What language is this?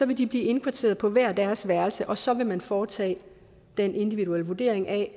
Danish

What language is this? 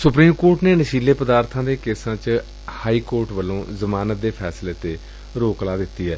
Punjabi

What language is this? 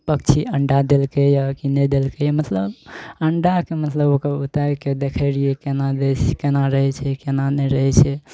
Maithili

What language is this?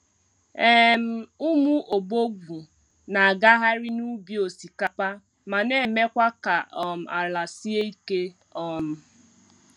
Igbo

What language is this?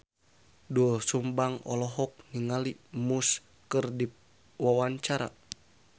Sundanese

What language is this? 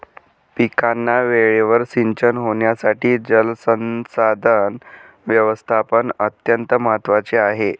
Marathi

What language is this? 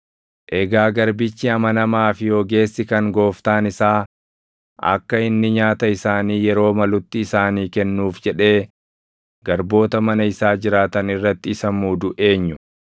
Oromo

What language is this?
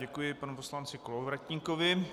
Czech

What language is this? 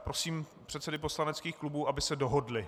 Czech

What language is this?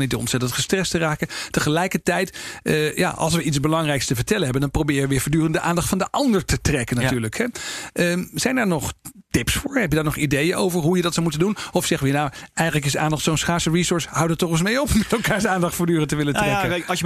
Dutch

